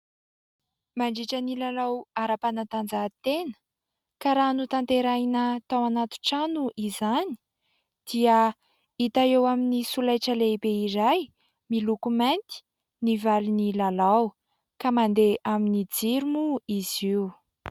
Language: Malagasy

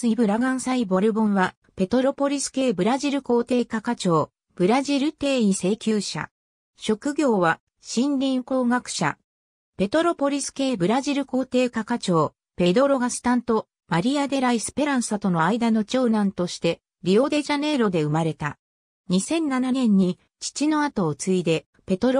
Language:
Japanese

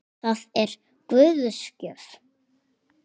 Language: Icelandic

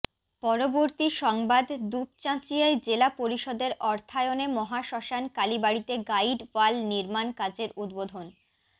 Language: Bangla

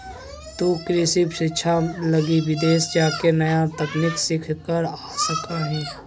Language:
Magahi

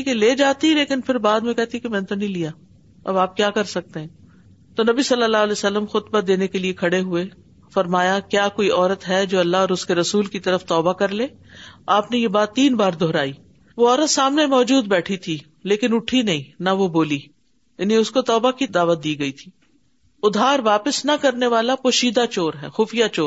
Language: Urdu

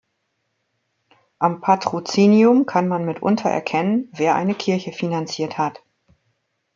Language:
German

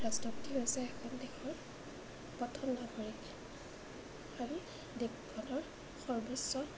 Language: Assamese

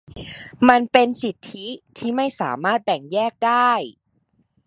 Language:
Thai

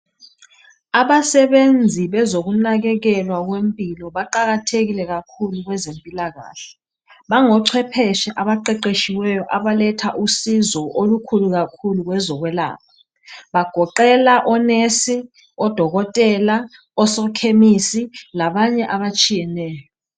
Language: North Ndebele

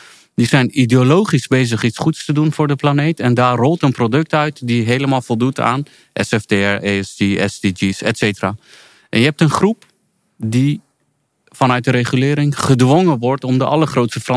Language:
Dutch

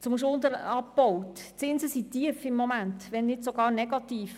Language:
Swiss German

